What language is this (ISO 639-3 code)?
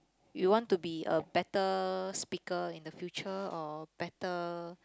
eng